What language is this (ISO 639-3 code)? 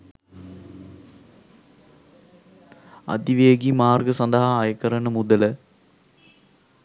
sin